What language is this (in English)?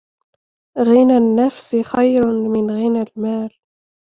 Arabic